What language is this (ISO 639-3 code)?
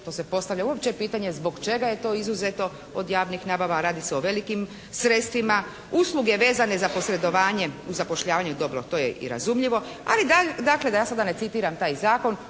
hrv